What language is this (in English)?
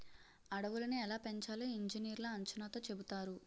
Telugu